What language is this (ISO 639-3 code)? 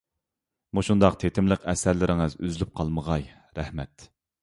uig